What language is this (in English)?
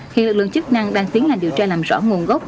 Vietnamese